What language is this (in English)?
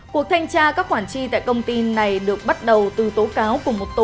Vietnamese